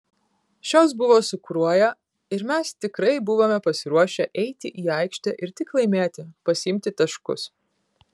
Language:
Lithuanian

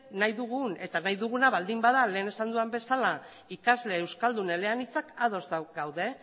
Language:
Basque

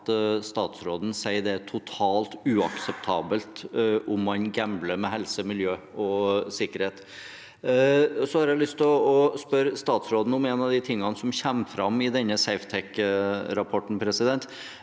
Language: Norwegian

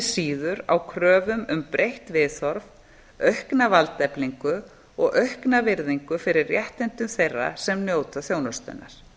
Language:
Icelandic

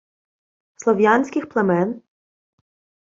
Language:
Ukrainian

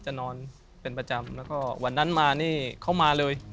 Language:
Thai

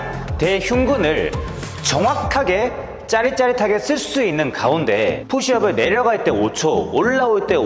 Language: Korean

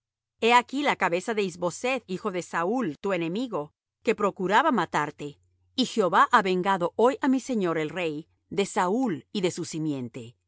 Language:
Spanish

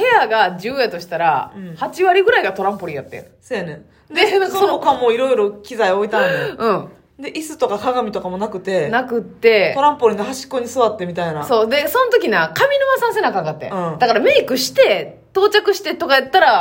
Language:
Japanese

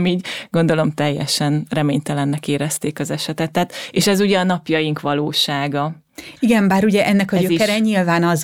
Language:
Hungarian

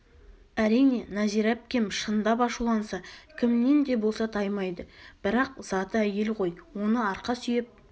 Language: Kazakh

